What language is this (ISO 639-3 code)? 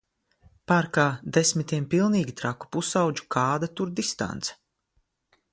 lav